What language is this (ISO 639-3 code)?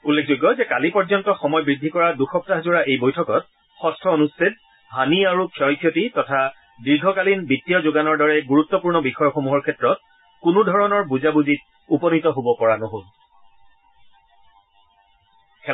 asm